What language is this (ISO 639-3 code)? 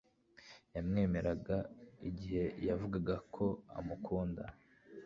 kin